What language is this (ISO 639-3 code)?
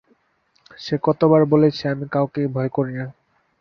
ben